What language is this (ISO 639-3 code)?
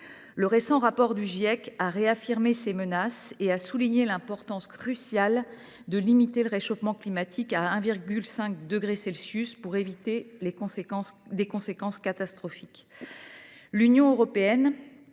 fra